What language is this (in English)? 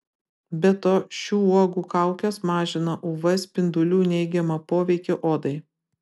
Lithuanian